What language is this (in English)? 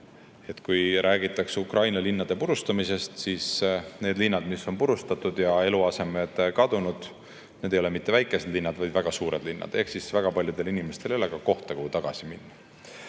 Estonian